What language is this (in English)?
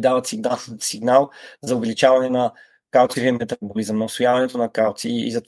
Bulgarian